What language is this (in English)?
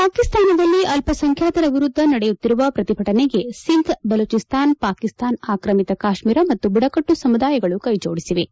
Kannada